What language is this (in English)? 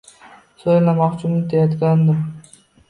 Uzbek